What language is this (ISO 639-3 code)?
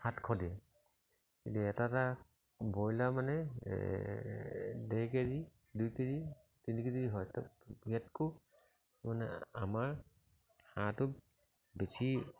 asm